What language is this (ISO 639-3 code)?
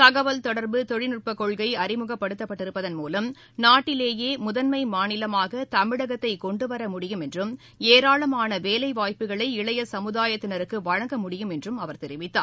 tam